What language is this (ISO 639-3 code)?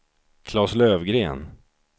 swe